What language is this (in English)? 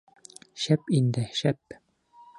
Bashkir